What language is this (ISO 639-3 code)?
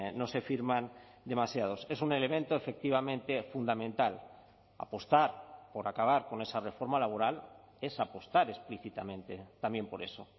spa